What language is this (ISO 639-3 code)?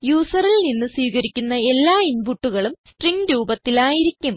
mal